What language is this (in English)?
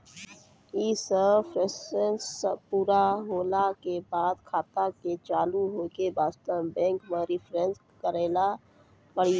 Maithili